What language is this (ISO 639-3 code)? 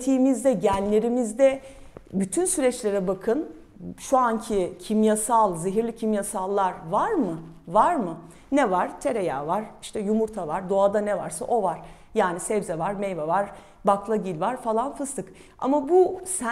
tur